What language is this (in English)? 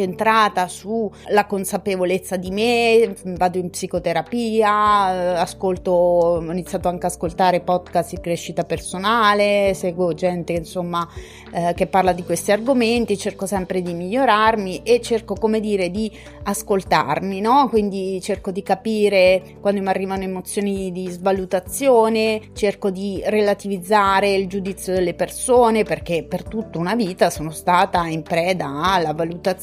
Italian